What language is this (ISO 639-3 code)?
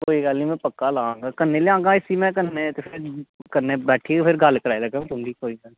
doi